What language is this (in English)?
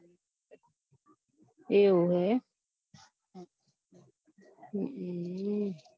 Gujarati